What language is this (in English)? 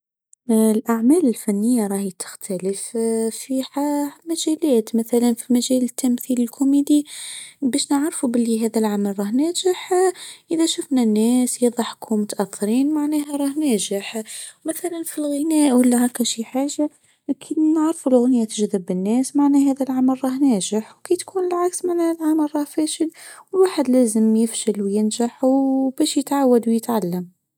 Tunisian Arabic